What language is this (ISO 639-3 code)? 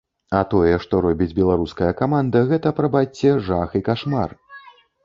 bel